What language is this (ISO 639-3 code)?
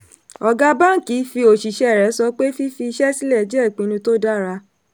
yor